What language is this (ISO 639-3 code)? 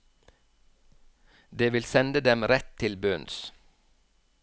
nor